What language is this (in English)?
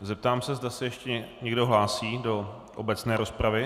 Czech